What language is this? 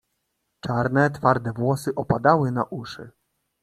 Polish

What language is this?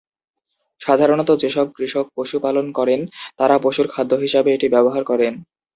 Bangla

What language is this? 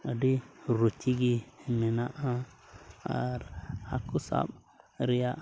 Santali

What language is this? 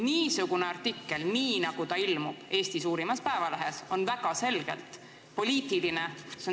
Estonian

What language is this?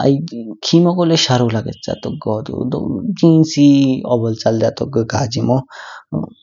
Kinnauri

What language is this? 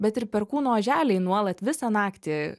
Lithuanian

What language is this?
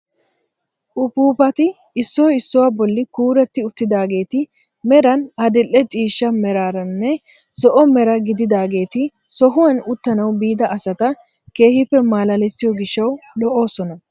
Wolaytta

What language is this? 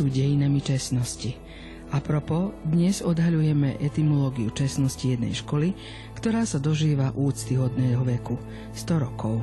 Slovak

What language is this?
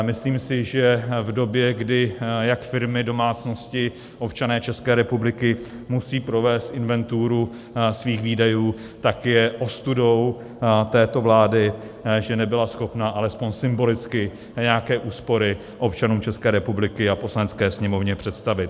Czech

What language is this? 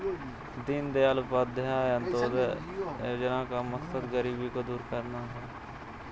Hindi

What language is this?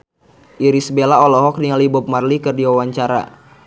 Sundanese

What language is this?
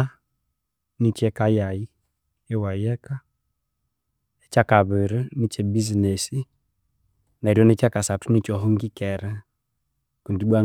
Konzo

